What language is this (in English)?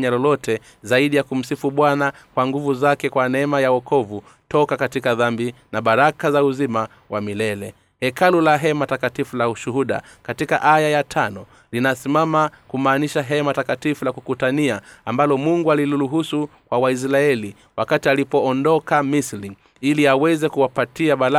Swahili